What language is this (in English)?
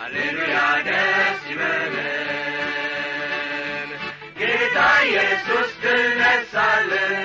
Amharic